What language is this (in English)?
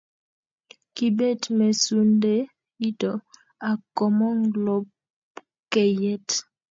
Kalenjin